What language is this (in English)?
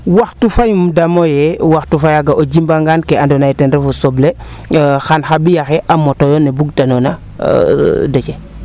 Serer